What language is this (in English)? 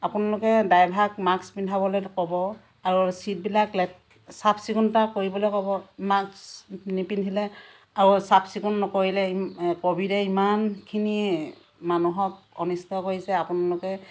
Assamese